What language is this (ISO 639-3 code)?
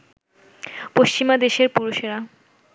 ben